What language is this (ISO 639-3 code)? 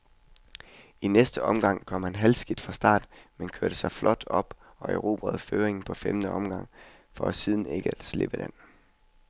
dan